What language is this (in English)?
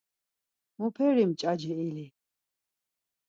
Laz